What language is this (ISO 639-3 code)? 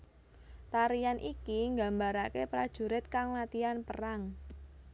jav